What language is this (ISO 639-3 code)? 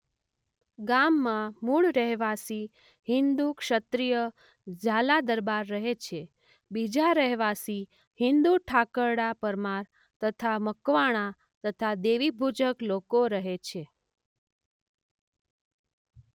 guj